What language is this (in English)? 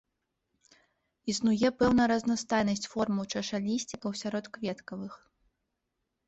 Belarusian